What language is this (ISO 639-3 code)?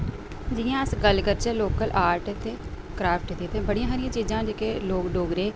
doi